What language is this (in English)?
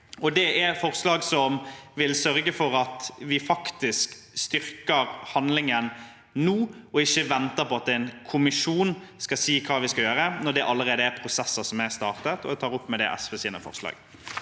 Norwegian